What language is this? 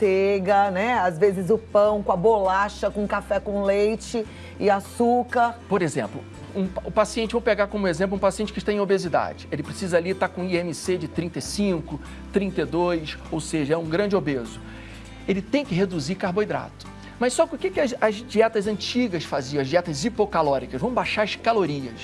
Portuguese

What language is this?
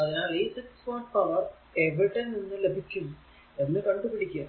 Malayalam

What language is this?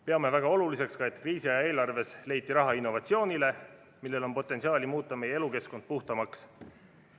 Estonian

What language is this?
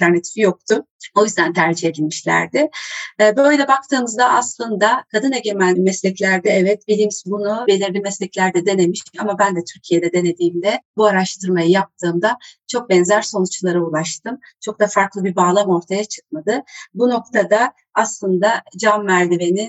Turkish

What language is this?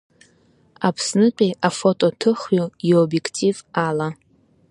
Abkhazian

